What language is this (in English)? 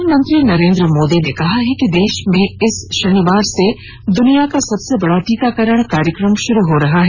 Hindi